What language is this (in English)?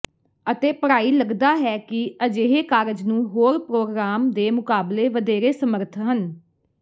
Punjabi